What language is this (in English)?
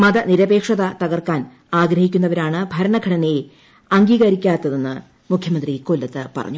Malayalam